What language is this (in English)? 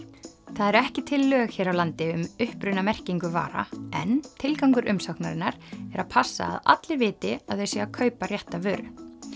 Icelandic